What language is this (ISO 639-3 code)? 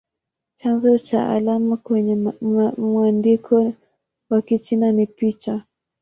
swa